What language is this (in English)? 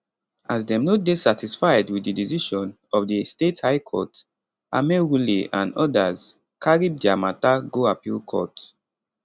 Nigerian Pidgin